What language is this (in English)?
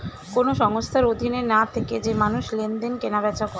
Bangla